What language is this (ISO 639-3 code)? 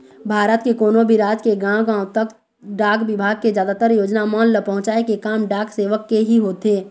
hne